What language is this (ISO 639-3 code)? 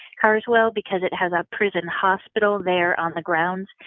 eng